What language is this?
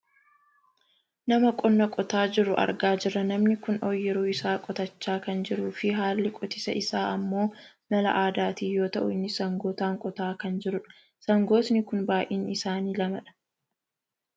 Oromo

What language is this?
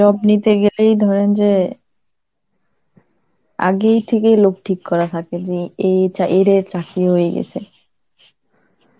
Bangla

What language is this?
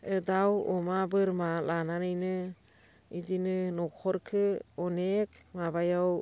Bodo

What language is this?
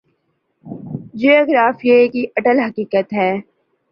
Urdu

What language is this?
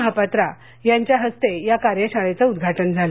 Marathi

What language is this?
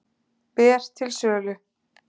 Icelandic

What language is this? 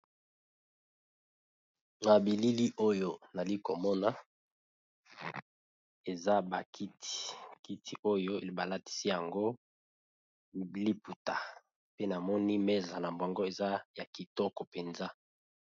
Lingala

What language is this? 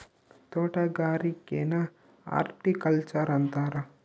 Kannada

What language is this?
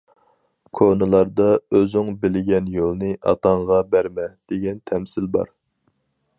Uyghur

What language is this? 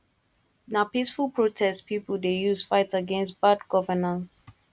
Nigerian Pidgin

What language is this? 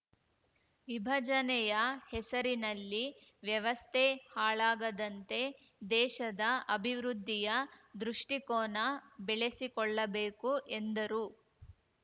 Kannada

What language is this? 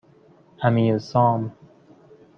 Persian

